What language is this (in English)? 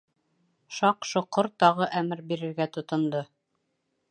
Bashkir